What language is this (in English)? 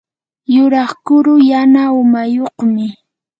Yanahuanca Pasco Quechua